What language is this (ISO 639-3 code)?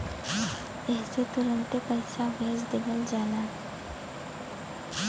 bho